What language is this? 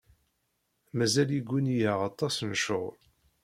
Kabyle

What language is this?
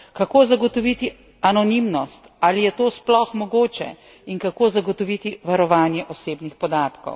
Slovenian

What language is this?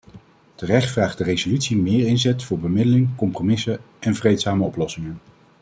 Dutch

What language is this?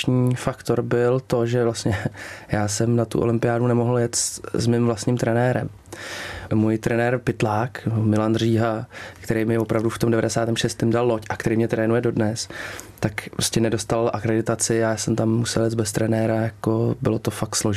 Czech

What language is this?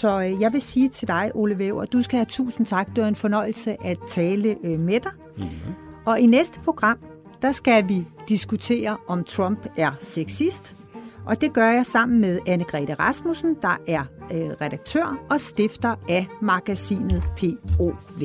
Danish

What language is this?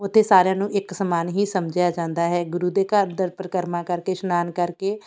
Punjabi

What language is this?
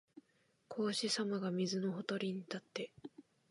Japanese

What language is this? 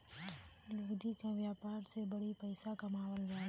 Bhojpuri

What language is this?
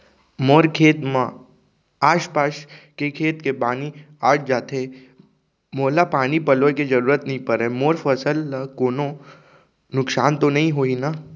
Chhattisgarhi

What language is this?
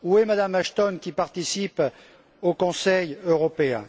French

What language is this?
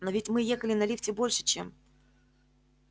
Russian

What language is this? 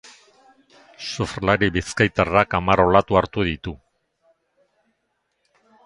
Basque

